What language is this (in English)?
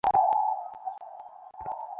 Bangla